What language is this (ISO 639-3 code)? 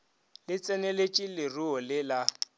nso